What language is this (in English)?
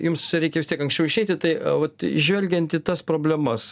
Lithuanian